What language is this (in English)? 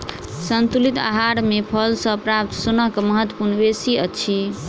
Maithili